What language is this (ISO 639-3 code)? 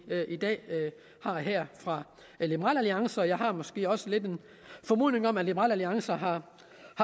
dan